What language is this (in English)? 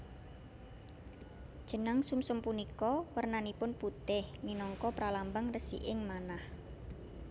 Javanese